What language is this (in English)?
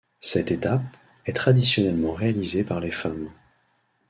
French